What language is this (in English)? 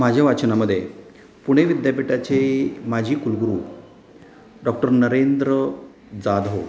Marathi